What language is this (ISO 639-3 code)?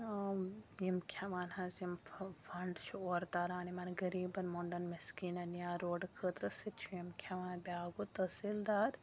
kas